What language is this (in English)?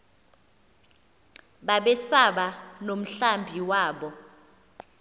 Xhosa